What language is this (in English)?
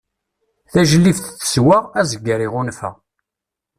Kabyle